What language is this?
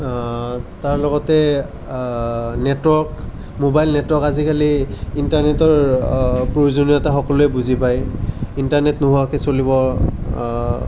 Assamese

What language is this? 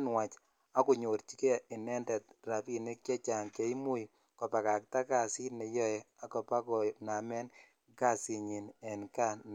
Kalenjin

